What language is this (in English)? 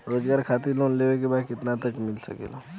Bhojpuri